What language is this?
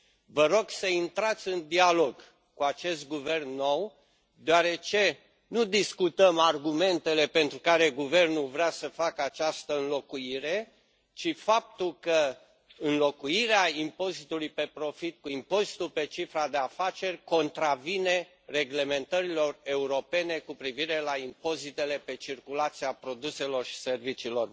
Romanian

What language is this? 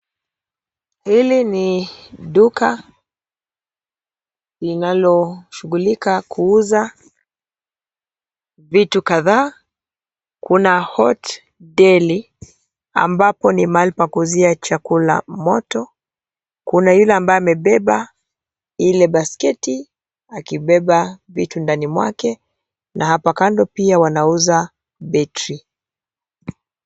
Swahili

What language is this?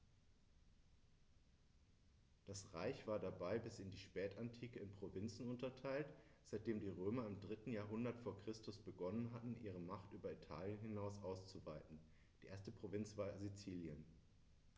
German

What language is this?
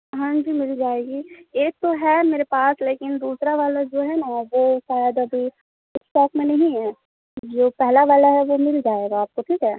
Urdu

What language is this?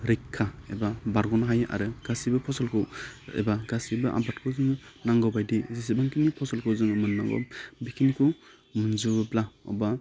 Bodo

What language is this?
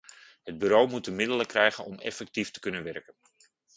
Dutch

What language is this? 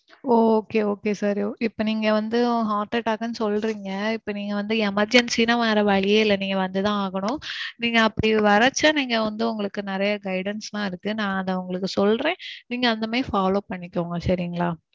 Tamil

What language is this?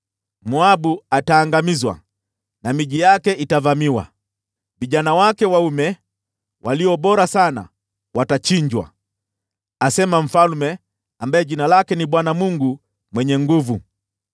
Swahili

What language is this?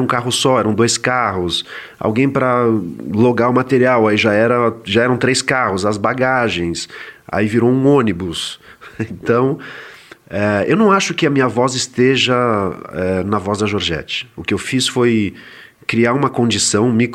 Portuguese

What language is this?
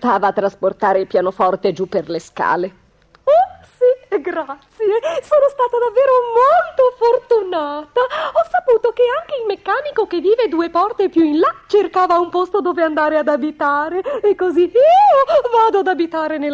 Italian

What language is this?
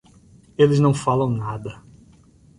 Portuguese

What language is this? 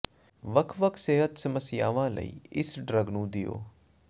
Punjabi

